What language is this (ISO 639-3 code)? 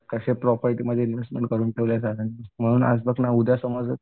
mar